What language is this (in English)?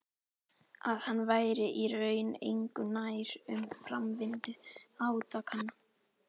Icelandic